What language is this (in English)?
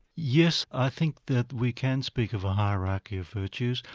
English